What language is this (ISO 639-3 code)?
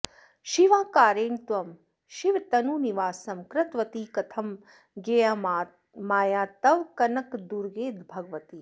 san